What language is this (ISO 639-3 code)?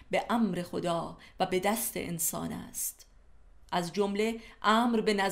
fas